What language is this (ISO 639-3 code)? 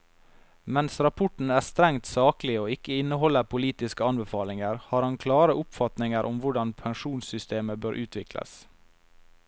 nor